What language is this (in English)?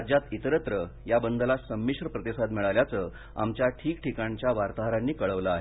Marathi